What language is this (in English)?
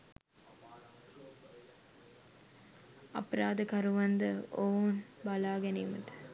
Sinhala